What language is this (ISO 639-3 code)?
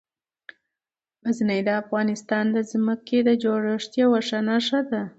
pus